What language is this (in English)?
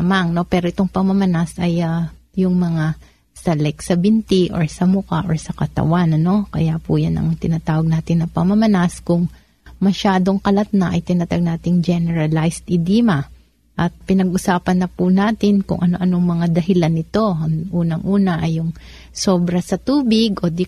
Filipino